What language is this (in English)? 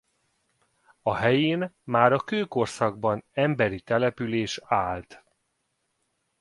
Hungarian